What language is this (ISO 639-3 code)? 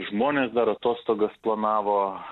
lit